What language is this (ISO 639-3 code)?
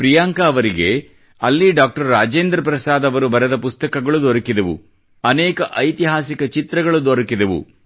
kan